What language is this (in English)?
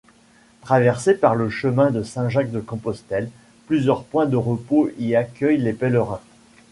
French